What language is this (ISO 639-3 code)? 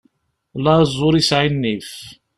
kab